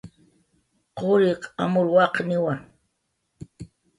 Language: Jaqaru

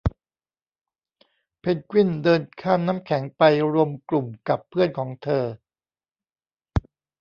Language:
Thai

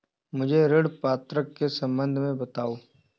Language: Hindi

